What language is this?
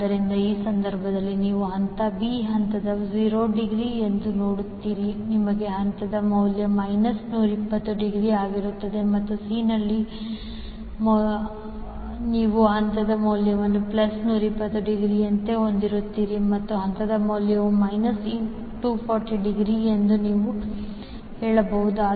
Kannada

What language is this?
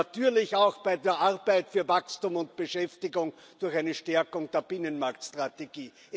German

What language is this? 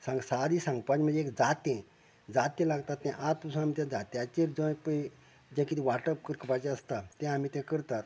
Konkani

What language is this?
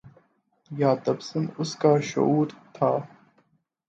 Urdu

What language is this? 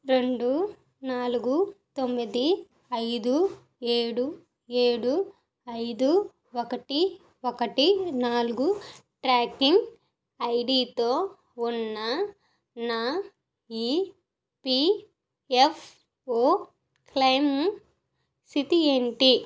Telugu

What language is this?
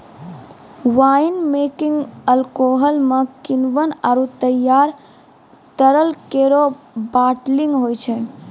Maithili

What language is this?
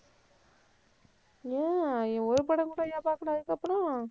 Tamil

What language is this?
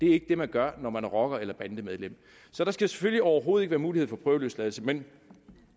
Danish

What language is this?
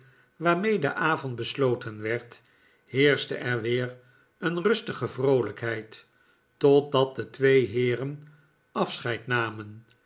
Dutch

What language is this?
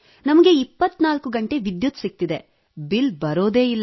Kannada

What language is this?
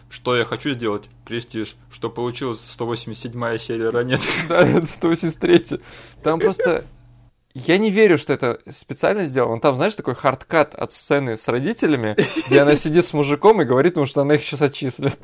Russian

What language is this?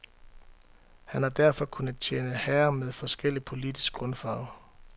Danish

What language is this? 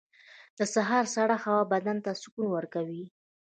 Pashto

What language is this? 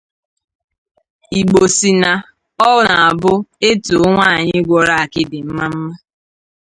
Igbo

